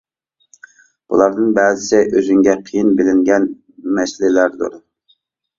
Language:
Uyghur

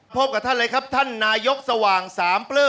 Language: Thai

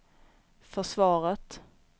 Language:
Swedish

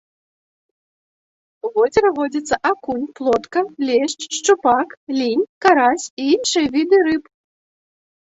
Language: Belarusian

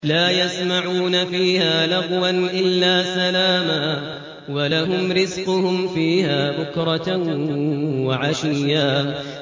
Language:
Arabic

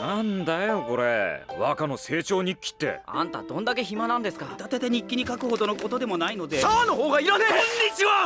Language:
Japanese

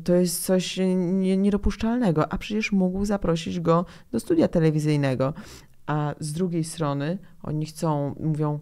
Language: Polish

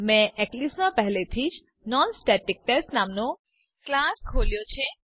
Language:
Gujarati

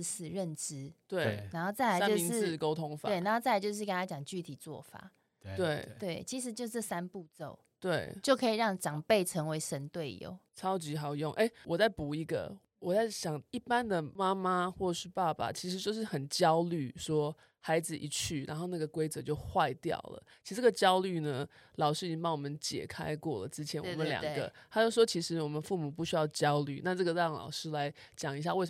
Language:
Chinese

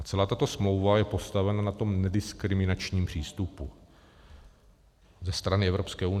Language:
Czech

